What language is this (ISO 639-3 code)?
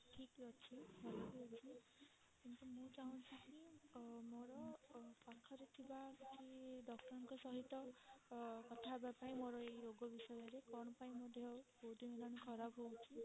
ori